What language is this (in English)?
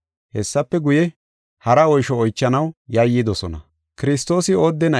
Gofa